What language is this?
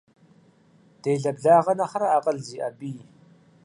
Kabardian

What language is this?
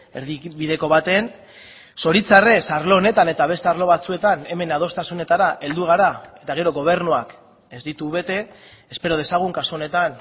Basque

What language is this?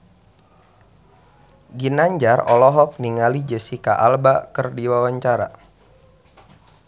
Sundanese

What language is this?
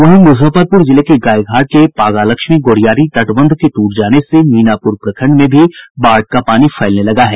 Hindi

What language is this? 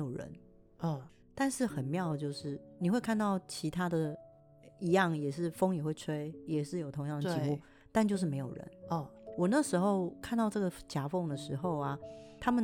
Chinese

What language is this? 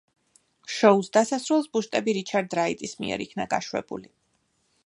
Georgian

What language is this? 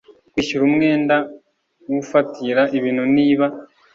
Kinyarwanda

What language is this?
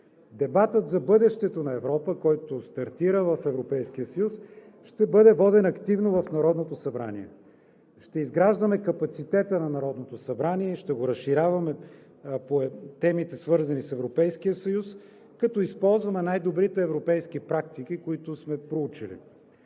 Bulgarian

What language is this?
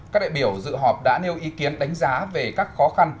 Vietnamese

